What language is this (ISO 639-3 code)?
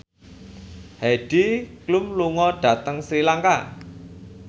jav